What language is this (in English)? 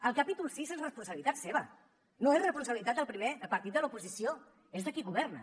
Catalan